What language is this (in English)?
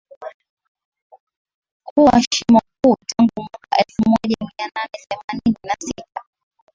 Swahili